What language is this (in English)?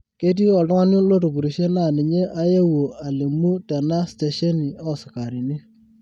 Masai